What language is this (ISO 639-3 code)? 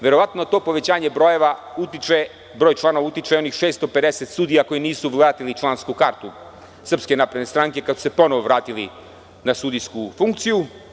srp